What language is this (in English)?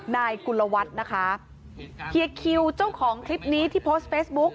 Thai